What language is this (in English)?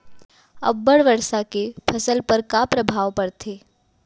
Chhattisgarhi